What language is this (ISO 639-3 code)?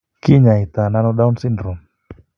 kln